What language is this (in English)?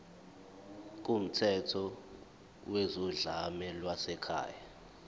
Zulu